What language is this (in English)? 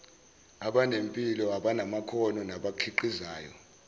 Zulu